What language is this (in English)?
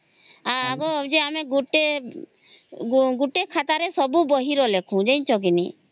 Odia